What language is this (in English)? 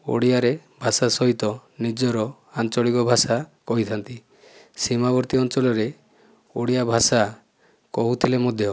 Odia